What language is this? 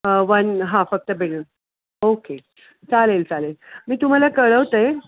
Marathi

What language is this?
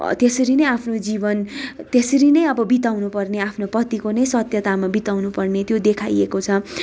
Nepali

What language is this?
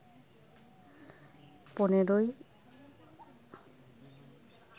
Santali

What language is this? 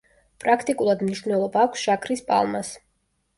Georgian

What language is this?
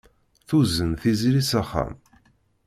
Kabyle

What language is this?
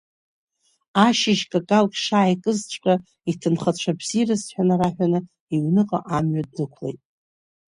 Abkhazian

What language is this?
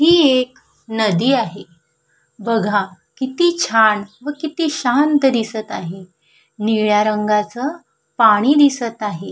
Marathi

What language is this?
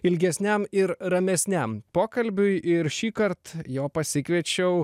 Lithuanian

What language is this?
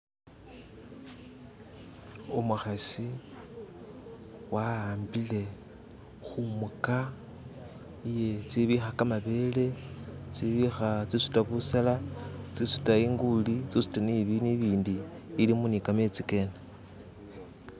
Masaaba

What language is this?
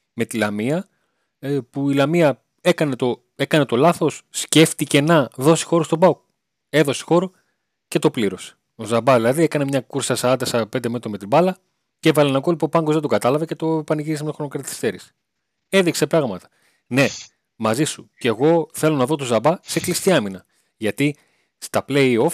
Greek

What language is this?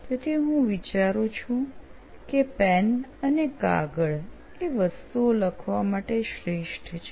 Gujarati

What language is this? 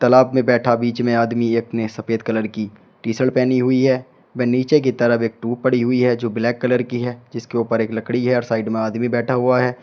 Hindi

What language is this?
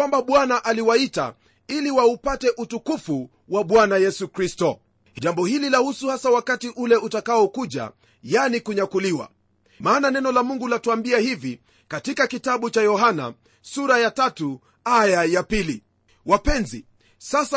Swahili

